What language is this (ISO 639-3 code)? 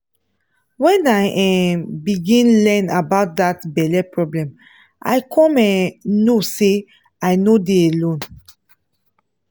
pcm